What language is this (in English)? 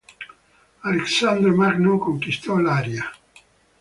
Italian